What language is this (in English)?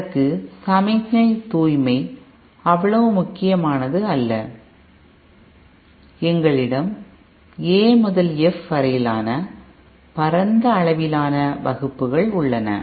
Tamil